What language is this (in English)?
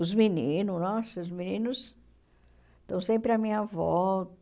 Portuguese